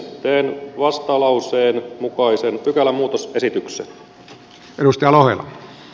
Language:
Finnish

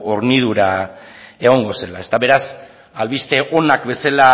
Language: Basque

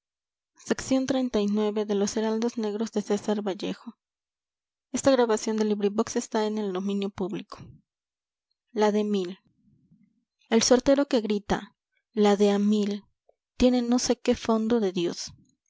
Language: Spanish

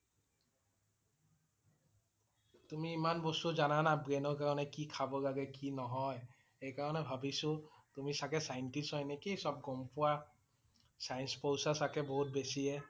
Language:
Assamese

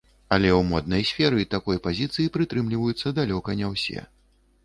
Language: Belarusian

